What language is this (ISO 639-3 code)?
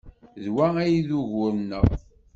kab